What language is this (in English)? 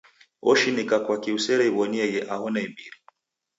Taita